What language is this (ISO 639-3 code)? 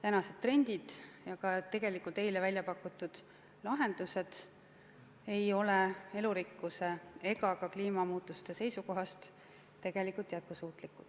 est